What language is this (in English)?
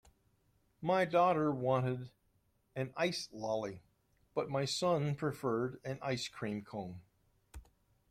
English